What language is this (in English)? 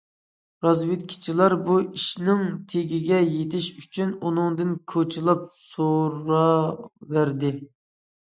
Uyghur